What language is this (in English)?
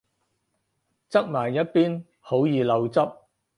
Cantonese